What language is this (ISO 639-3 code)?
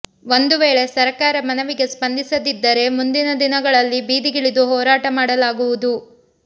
kan